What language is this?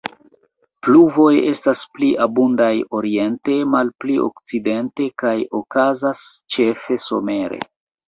Esperanto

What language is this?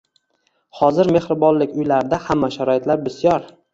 Uzbek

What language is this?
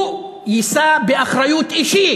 Hebrew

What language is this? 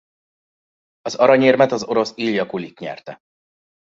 Hungarian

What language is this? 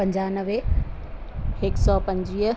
Sindhi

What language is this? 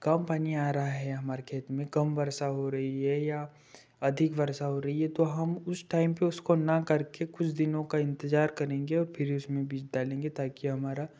Hindi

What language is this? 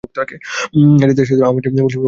Bangla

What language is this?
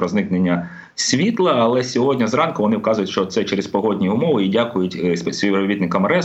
Ukrainian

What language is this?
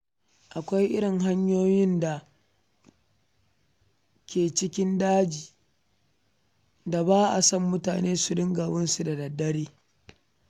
Hausa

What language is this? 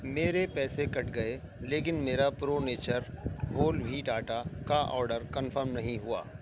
Urdu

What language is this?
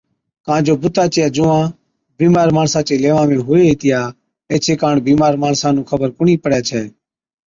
Od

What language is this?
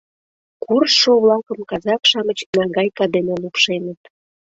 Mari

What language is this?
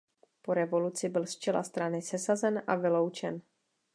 Czech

